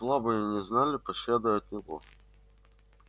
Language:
Russian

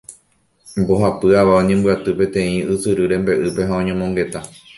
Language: Guarani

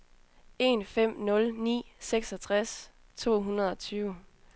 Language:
Danish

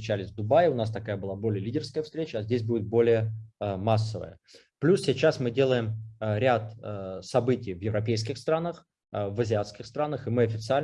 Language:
Russian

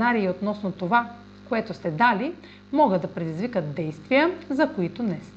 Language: Bulgarian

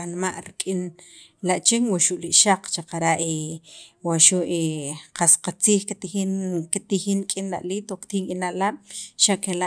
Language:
Sacapulteco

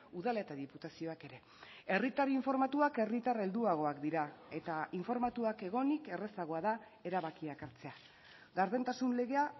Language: Basque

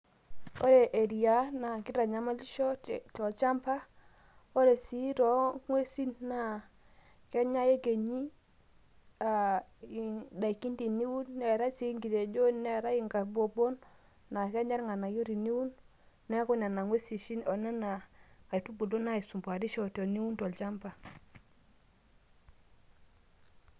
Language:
Masai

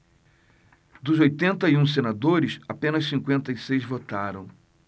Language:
Portuguese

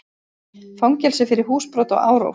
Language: Icelandic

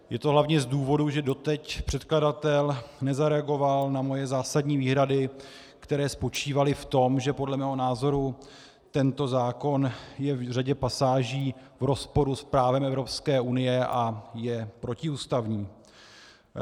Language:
Czech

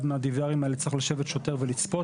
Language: Hebrew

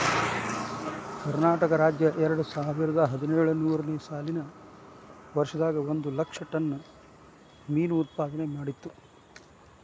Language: Kannada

